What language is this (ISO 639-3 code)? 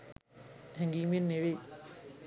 sin